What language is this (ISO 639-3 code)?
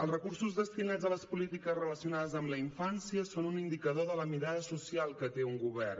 cat